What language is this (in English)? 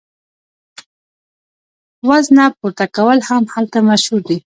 Pashto